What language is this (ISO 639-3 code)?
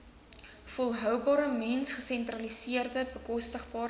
afr